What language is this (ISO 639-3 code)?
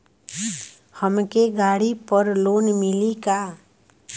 bho